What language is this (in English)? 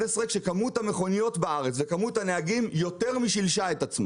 Hebrew